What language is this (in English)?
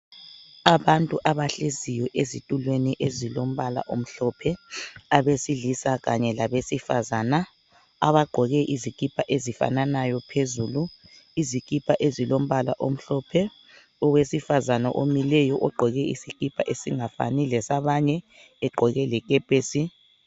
North Ndebele